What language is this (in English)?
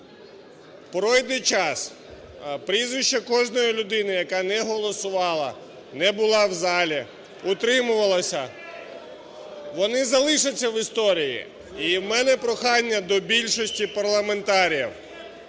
Ukrainian